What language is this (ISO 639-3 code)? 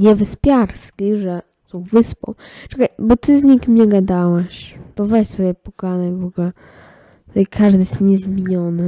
pol